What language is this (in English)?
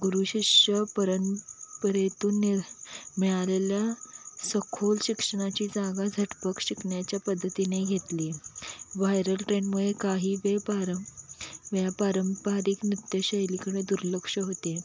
Marathi